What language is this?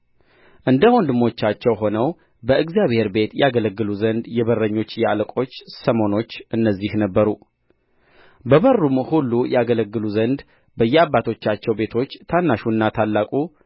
Amharic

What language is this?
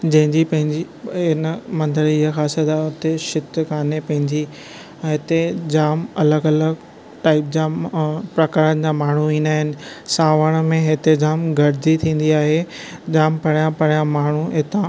Sindhi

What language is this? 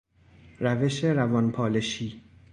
Persian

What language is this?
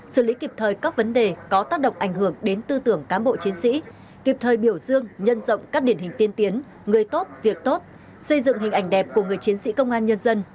Vietnamese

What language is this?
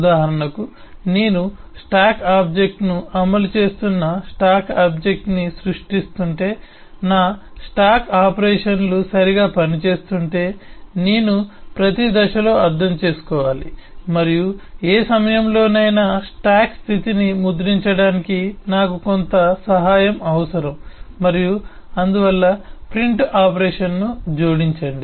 Telugu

